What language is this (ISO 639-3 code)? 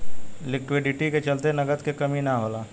bho